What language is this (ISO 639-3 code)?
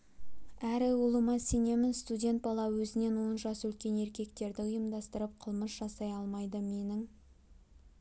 kaz